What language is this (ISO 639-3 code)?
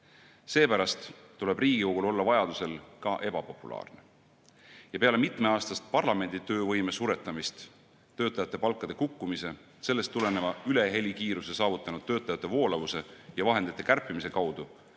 est